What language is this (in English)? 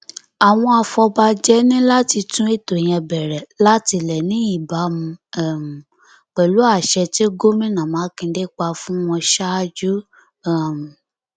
Yoruba